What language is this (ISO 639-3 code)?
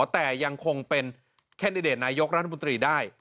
tha